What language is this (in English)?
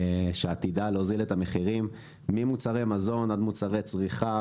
Hebrew